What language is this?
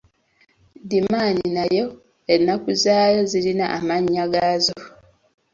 Ganda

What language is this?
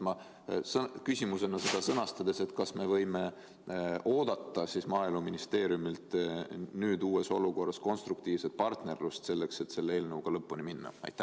Estonian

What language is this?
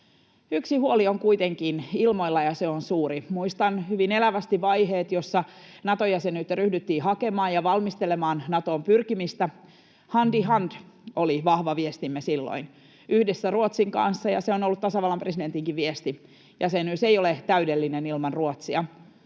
Finnish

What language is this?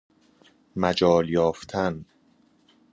Persian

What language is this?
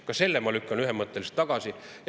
Estonian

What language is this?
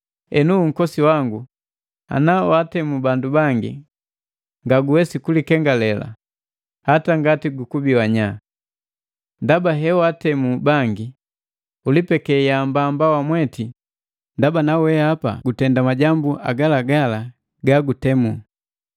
Matengo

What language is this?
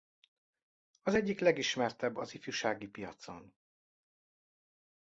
Hungarian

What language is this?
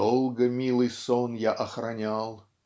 Russian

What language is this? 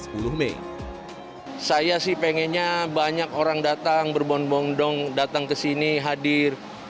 Indonesian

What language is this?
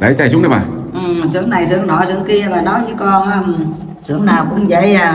Vietnamese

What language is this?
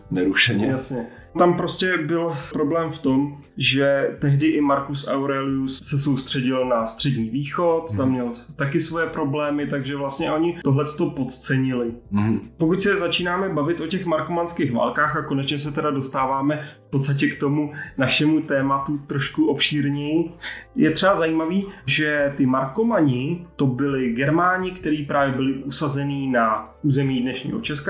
Czech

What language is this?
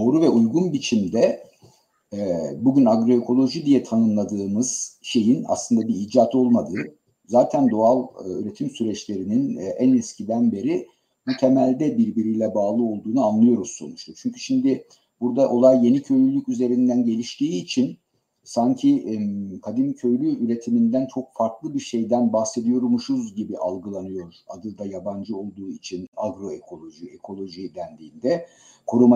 Turkish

